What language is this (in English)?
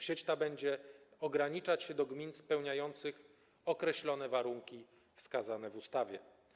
Polish